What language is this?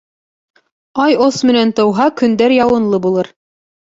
Bashkir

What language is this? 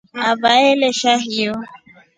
Rombo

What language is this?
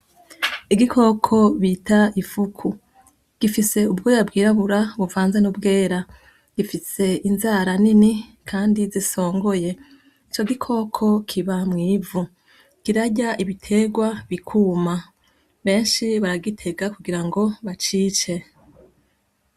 Rundi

